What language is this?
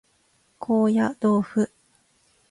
Japanese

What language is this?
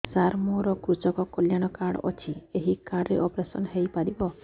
Odia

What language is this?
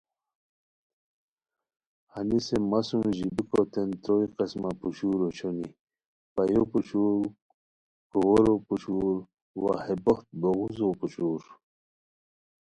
Khowar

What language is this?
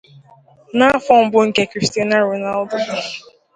Igbo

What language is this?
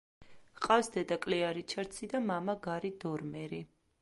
Georgian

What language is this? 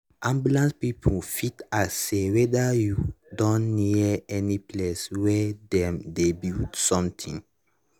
Nigerian Pidgin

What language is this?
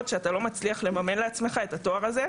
Hebrew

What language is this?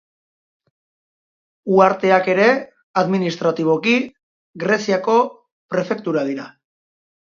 Basque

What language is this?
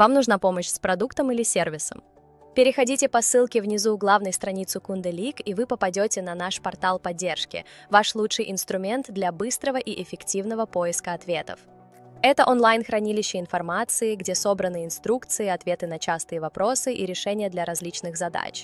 Russian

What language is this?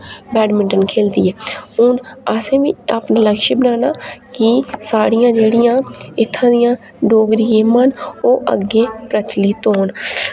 Dogri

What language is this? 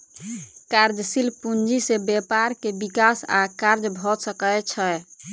Maithili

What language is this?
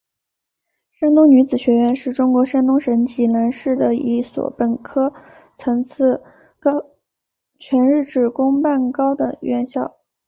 Chinese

